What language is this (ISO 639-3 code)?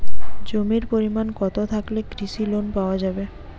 ben